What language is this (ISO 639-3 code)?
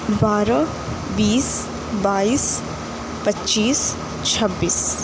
urd